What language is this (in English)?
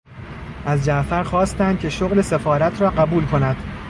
Persian